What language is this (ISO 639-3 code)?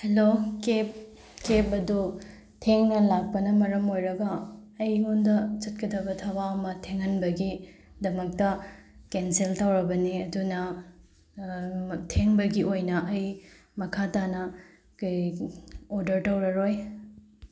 mni